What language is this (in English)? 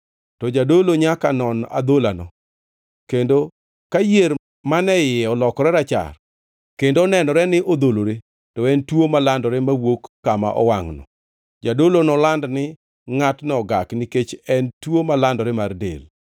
Luo (Kenya and Tanzania)